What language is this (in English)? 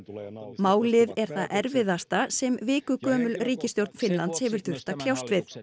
Icelandic